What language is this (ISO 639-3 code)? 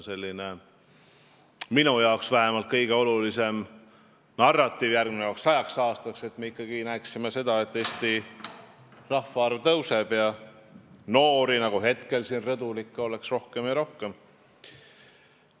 est